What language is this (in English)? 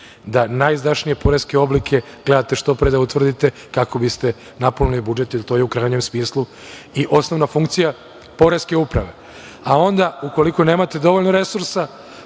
Serbian